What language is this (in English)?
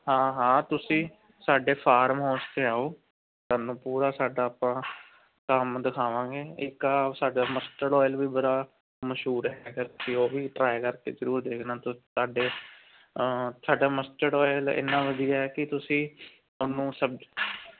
Punjabi